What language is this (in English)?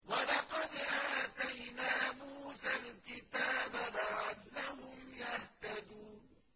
Arabic